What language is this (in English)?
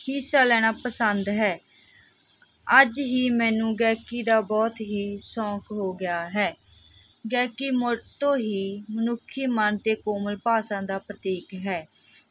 Punjabi